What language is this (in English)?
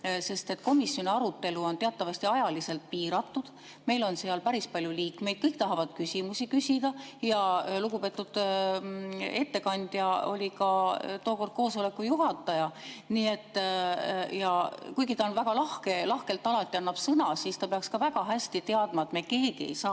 Estonian